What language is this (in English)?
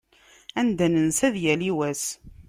Kabyle